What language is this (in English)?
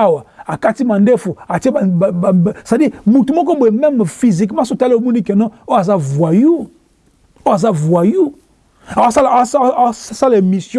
French